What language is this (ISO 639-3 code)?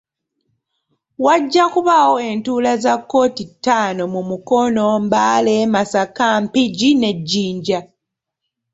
lug